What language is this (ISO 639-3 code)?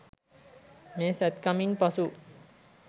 sin